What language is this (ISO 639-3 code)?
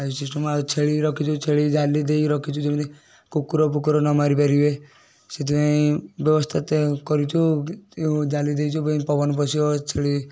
ori